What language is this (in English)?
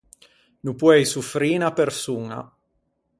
Ligurian